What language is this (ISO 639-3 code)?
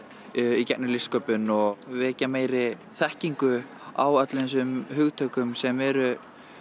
isl